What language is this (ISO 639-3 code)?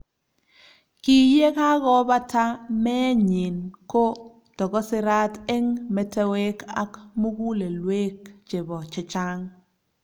kln